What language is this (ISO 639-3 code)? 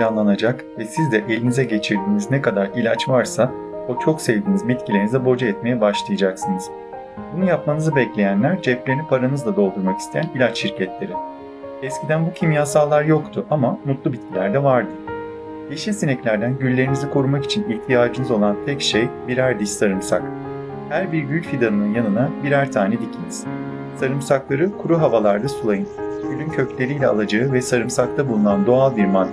tur